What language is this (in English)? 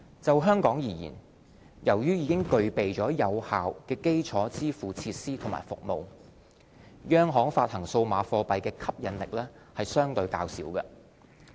Cantonese